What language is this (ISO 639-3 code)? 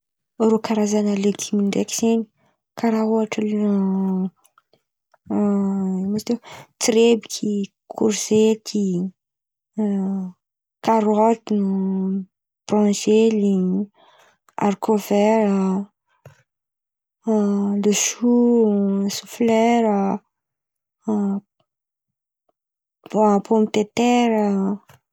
xmv